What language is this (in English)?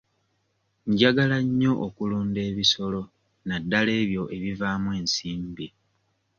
Ganda